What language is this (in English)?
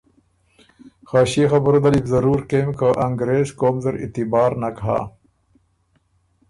Ormuri